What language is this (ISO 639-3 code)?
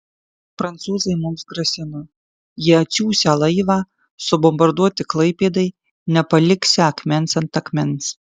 lit